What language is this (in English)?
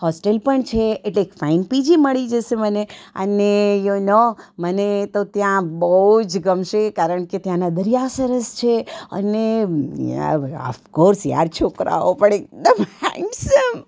Gujarati